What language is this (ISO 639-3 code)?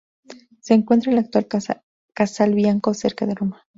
spa